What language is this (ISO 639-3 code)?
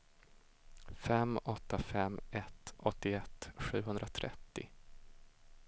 swe